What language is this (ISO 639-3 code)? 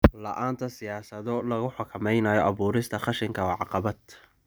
som